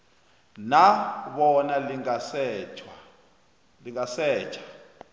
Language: South Ndebele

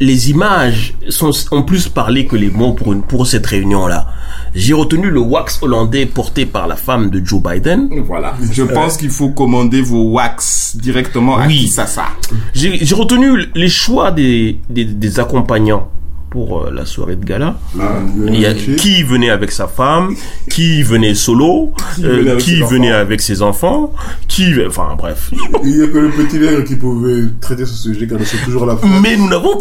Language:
French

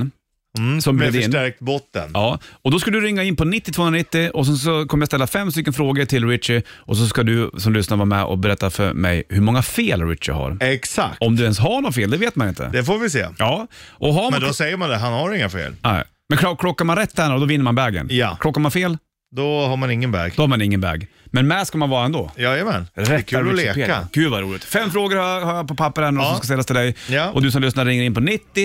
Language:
Swedish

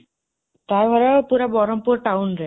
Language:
Odia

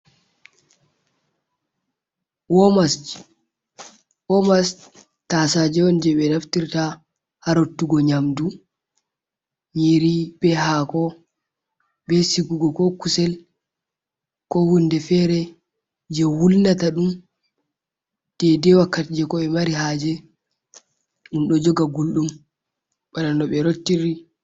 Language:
Fula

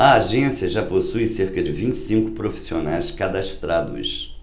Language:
Portuguese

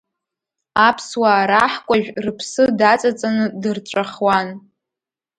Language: Abkhazian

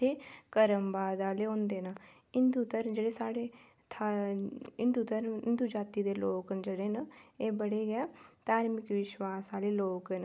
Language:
Dogri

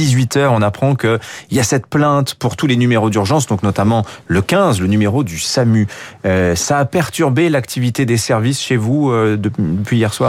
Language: French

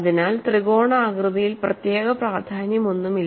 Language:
Malayalam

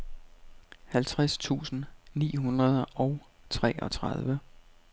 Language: Danish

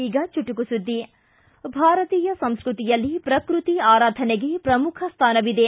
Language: Kannada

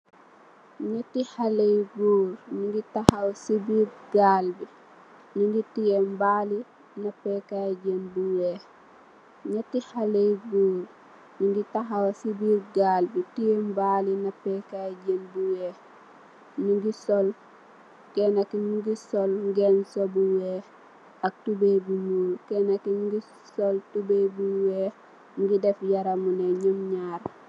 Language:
Wolof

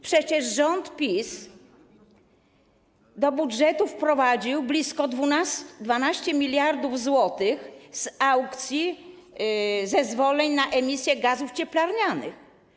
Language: Polish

